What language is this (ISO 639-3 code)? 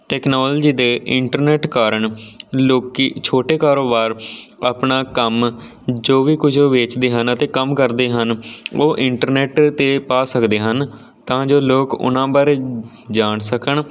pan